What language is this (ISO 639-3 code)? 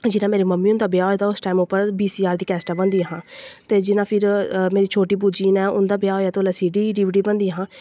doi